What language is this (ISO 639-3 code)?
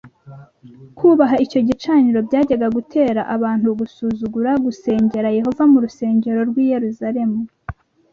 kin